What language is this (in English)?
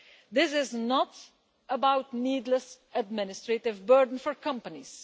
English